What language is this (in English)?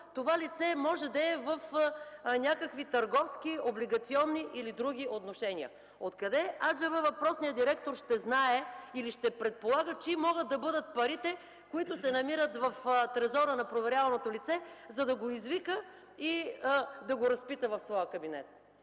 Bulgarian